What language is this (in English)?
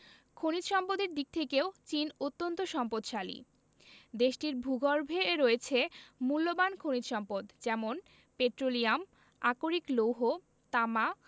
Bangla